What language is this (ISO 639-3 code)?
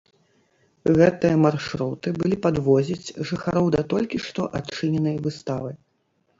bel